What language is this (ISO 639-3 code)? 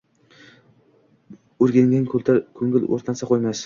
uzb